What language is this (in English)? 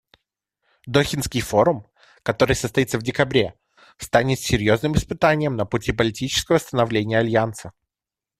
Russian